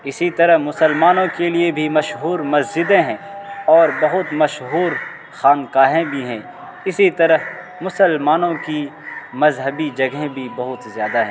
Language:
Urdu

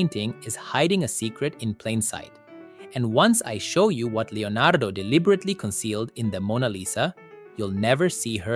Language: English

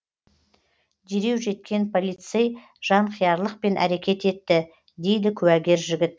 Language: Kazakh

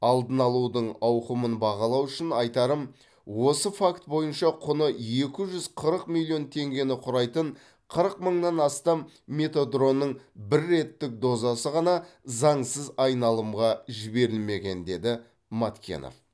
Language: Kazakh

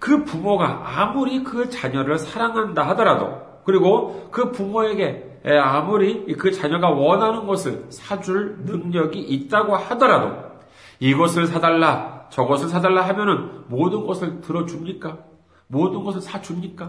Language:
Korean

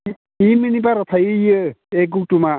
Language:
Bodo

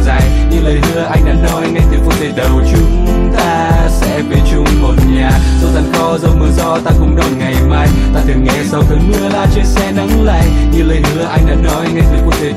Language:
Vietnamese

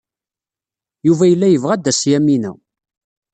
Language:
Kabyle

